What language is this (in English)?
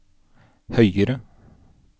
Norwegian